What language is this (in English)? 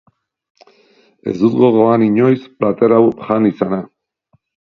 Basque